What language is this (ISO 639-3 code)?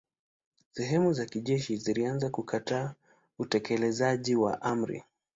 swa